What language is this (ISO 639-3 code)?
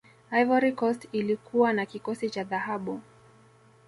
swa